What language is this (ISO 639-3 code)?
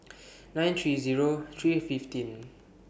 eng